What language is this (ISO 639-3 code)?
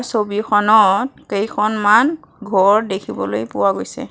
asm